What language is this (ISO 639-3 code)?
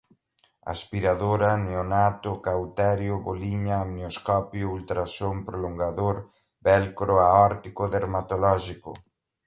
por